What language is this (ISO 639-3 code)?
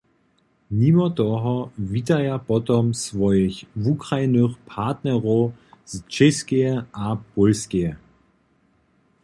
hsb